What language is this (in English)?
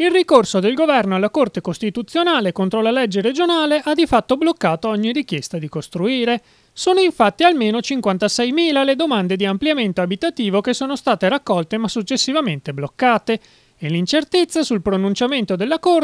Italian